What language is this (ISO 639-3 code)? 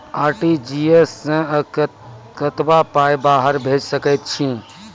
mai